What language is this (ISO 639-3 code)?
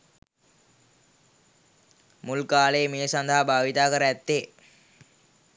sin